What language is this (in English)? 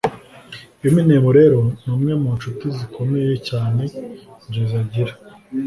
Kinyarwanda